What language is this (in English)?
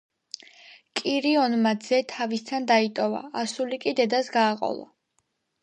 Georgian